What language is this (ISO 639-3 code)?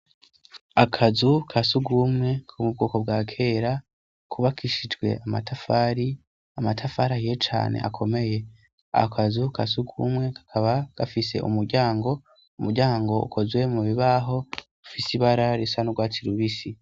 run